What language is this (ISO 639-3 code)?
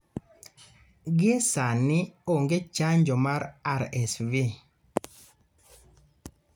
luo